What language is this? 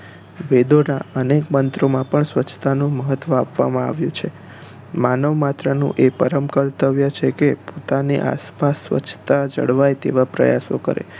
Gujarati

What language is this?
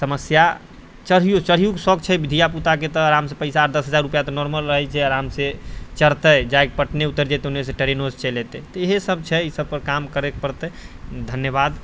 Maithili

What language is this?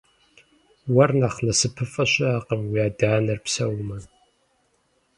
Kabardian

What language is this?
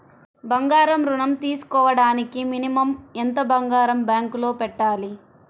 Telugu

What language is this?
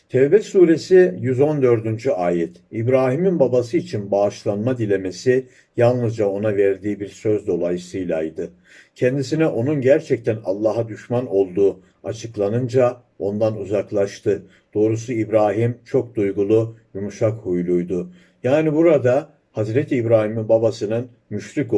Turkish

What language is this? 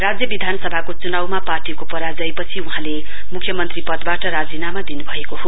Nepali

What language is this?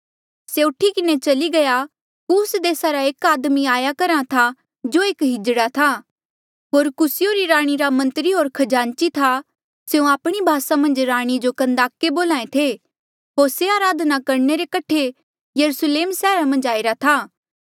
Mandeali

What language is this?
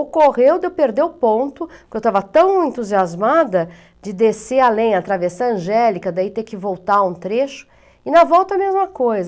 Portuguese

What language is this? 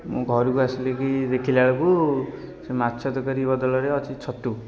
Odia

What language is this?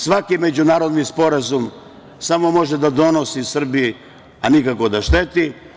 Serbian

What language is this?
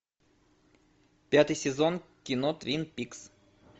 Russian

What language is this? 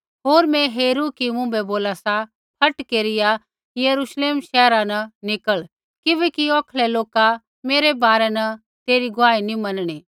Kullu Pahari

